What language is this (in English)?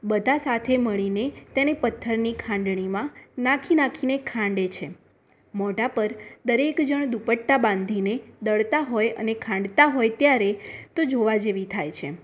Gujarati